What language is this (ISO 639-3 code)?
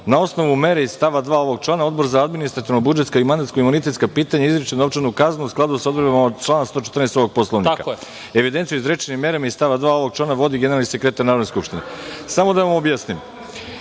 srp